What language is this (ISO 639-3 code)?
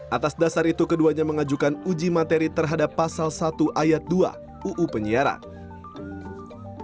ind